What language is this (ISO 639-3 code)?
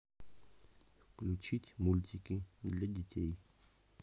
rus